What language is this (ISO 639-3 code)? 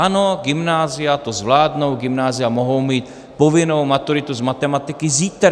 ces